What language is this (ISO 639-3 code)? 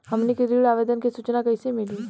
bho